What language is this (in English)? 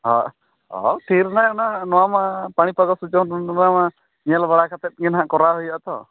Santali